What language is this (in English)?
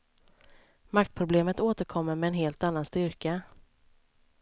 Swedish